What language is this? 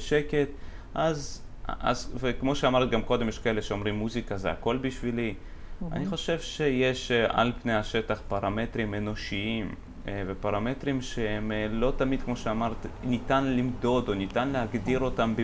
Hebrew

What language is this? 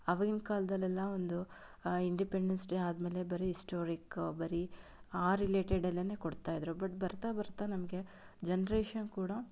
Kannada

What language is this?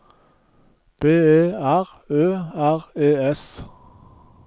Norwegian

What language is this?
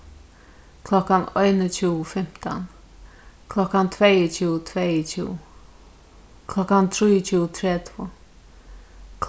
Faroese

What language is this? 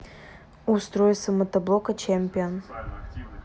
Russian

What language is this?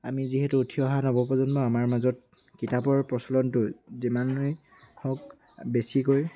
Assamese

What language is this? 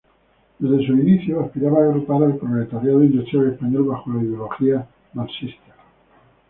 Spanish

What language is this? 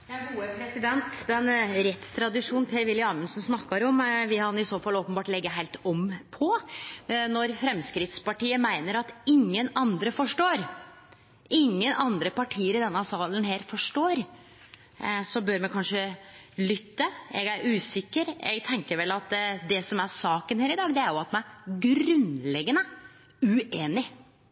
Norwegian Nynorsk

